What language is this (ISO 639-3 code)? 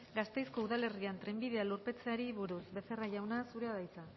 eus